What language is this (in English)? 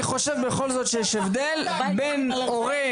Hebrew